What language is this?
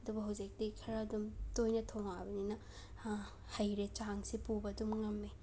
Manipuri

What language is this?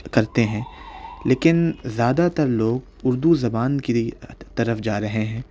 Urdu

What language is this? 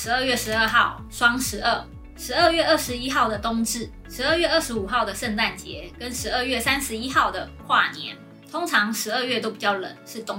Chinese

